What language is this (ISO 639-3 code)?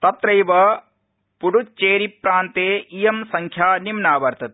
san